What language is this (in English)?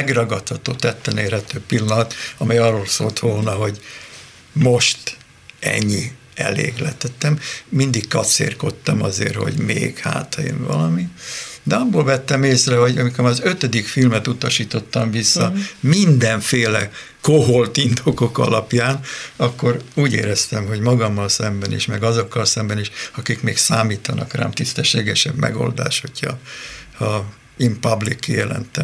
Hungarian